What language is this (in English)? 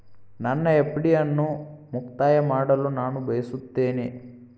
Kannada